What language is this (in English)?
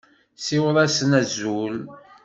Kabyle